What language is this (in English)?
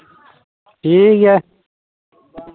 Santali